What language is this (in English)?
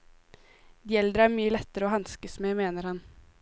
Norwegian